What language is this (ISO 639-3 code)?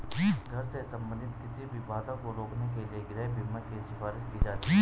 hin